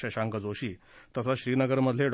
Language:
Marathi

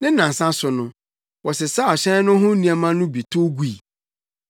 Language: Akan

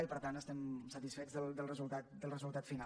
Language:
Catalan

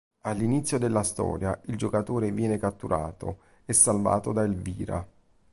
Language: Italian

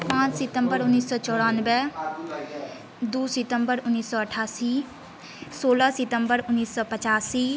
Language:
Maithili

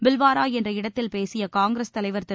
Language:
Tamil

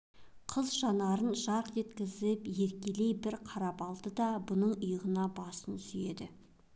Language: Kazakh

